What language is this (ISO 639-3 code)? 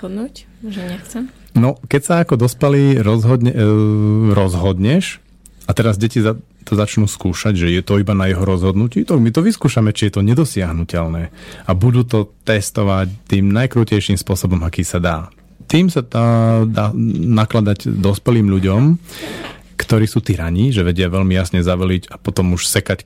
slk